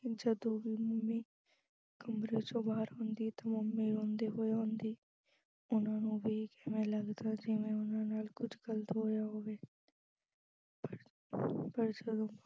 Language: Punjabi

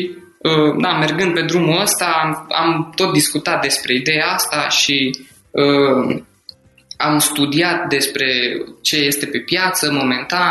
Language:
Romanian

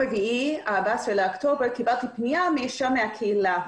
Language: Hebrew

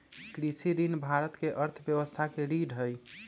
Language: Magahi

